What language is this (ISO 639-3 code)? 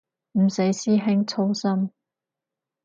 yue